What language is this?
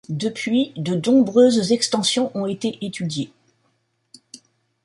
French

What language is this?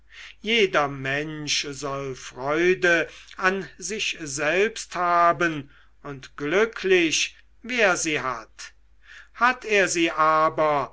German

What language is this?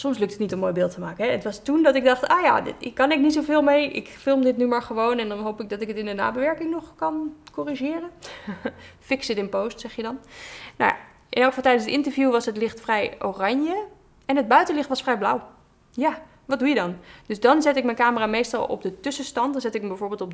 Dutch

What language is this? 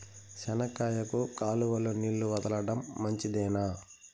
Telugu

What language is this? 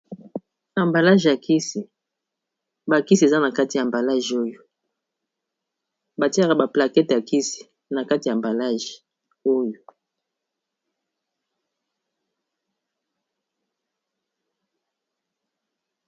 Lingala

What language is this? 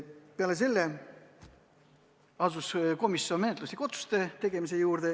Estonian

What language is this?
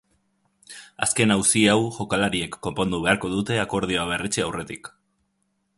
Basque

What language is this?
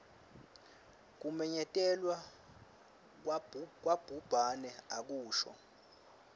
Swati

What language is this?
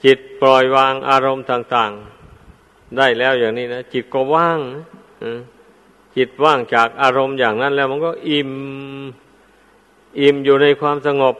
Thai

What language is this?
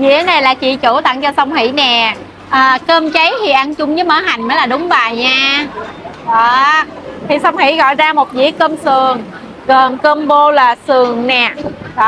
Vietnamese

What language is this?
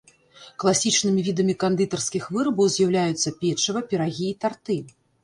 Belarusian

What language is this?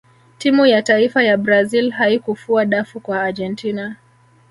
Swahili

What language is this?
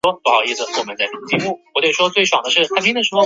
Chinese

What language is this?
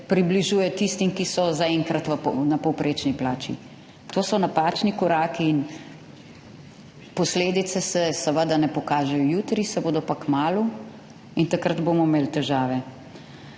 Slovenian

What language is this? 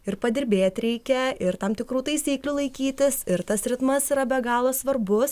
Lithuanian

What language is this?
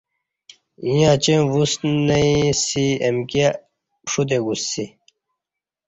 Kati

